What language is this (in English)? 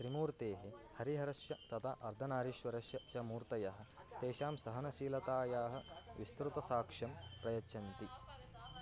Sanskrit